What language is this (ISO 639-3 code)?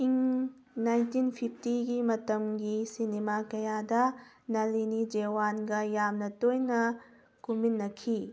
mni